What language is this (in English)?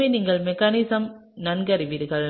Tamil